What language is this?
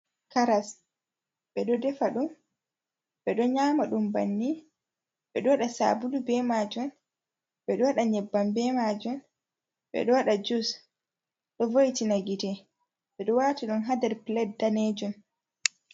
Fula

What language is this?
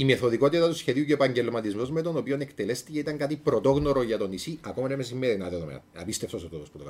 Greek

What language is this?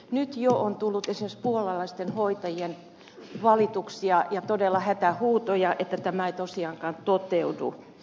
Finnish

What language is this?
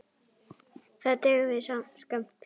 Icelandic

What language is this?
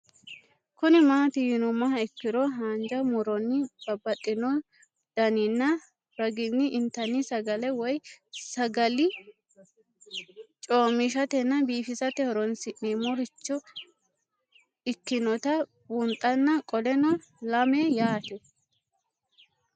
Sidamo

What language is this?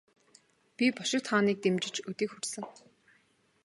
Mongolian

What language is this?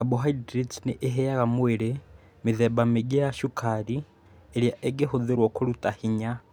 Kikuyu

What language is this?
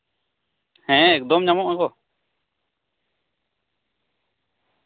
Santali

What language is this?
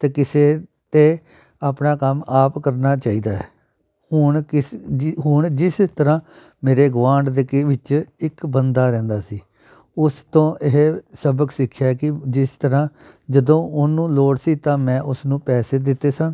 Punjabi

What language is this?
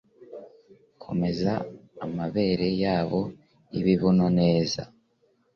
Kinyarwanda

